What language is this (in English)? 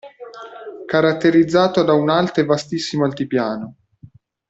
Italian